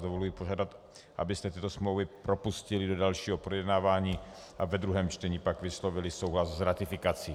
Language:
Czech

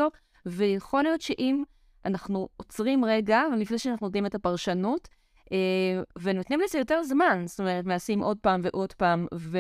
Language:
Hebrew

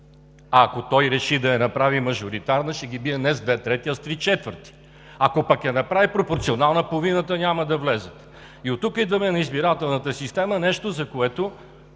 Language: Bulgarian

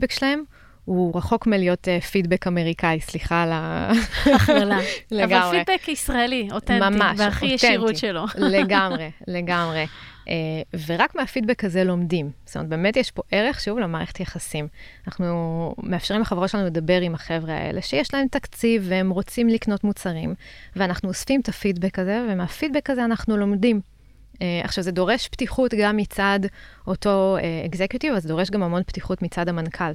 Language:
Hebrew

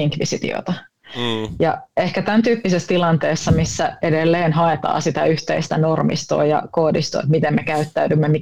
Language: Finnish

